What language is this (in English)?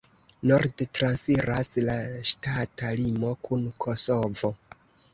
Esperanto